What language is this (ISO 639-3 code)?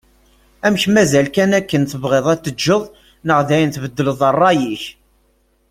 kab